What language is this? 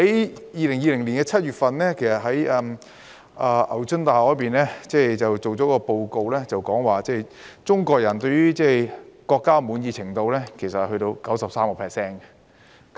Cantonese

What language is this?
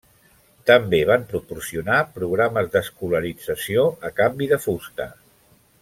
Catalan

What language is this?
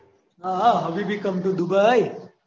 Gujarati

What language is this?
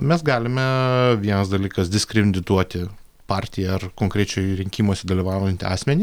Lithuanian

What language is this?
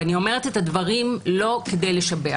Hebrew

